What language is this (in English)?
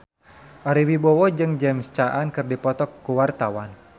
Sundanese